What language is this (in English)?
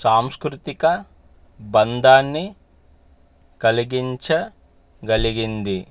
Telugu